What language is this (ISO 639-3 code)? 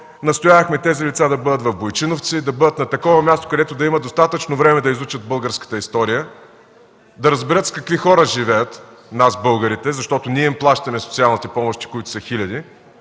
bul